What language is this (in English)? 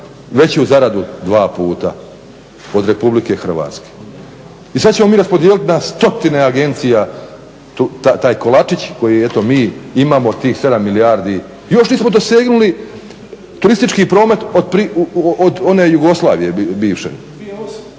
Croatian